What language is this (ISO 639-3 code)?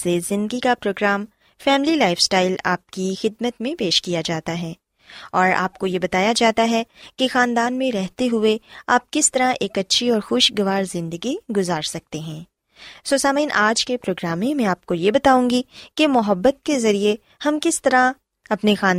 urd